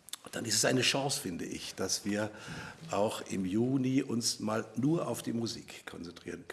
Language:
German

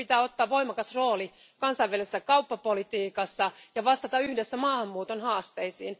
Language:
Finnish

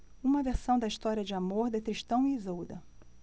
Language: Portuguese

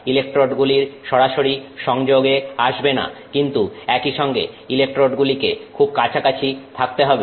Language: Bangla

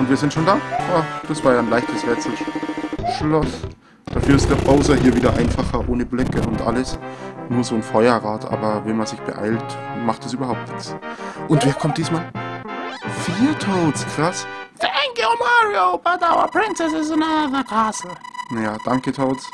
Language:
German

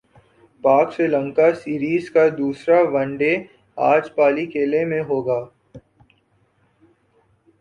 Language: Urdu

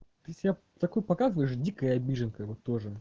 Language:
Russian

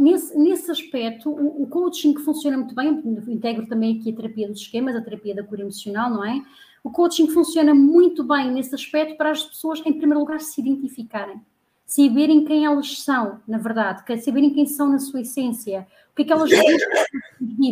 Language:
Portuguese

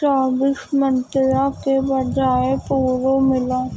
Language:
Urdu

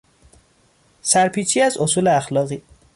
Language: Persian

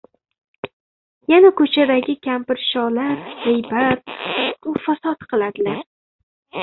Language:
Uzbek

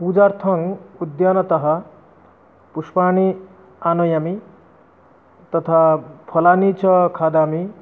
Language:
Sanskrit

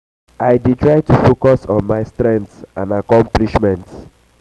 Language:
Nigerian Pidgin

